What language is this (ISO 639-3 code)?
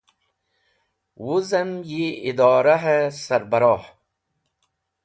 wbl